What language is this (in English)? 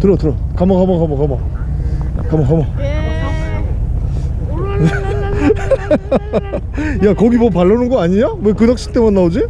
Korean